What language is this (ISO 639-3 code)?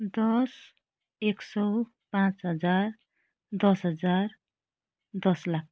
nep